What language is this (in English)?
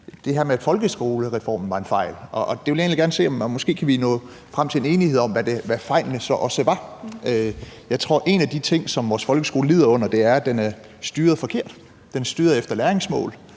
Danish